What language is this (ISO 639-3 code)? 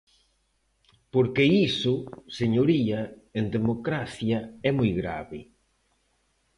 glg